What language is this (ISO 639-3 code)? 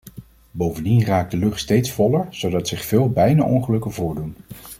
nld